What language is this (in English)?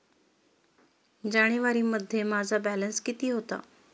Marathi